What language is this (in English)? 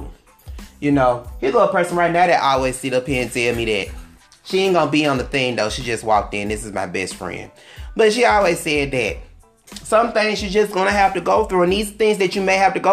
English